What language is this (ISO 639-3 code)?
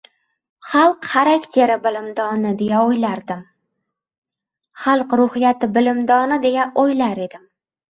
uzb